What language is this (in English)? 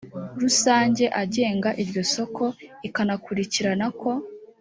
Kinyarwanda